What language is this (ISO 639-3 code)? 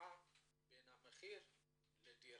heb